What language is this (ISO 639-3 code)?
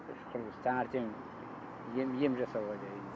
kaz